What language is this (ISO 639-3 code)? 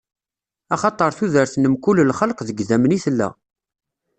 kab